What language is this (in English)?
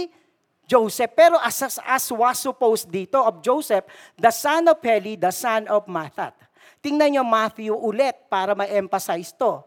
Filipino